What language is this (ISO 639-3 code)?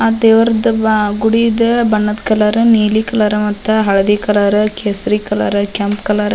kan